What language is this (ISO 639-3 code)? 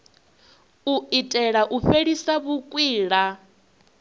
ven